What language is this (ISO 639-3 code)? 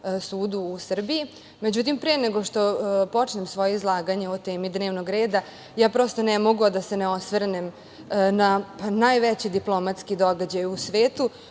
srp